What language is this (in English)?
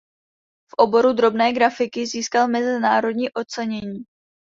Czech